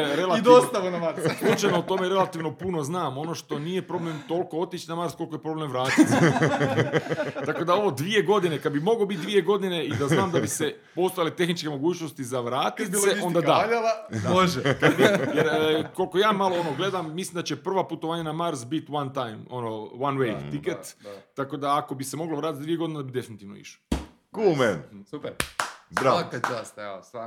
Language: Croatian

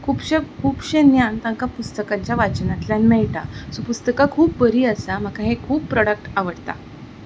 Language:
Konkani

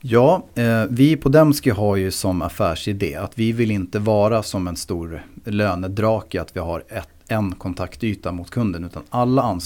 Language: Swedish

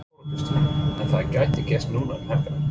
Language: Icelandic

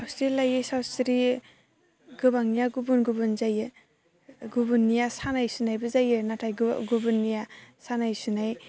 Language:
Bodo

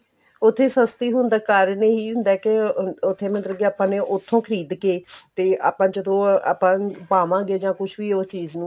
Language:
Punjabi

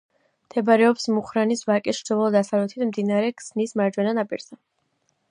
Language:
Georgian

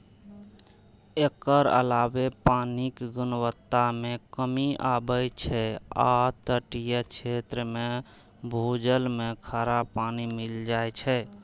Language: Maithili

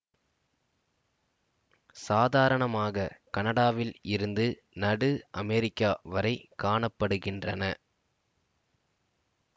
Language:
Tamil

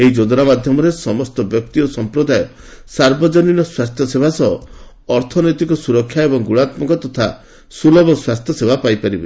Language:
Odia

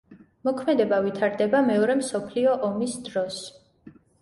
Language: Georgian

